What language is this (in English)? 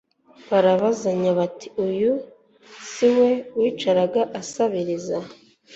Kinyarwanda